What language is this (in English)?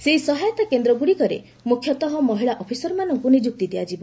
Odia